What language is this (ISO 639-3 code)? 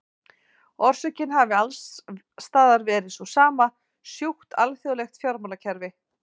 isl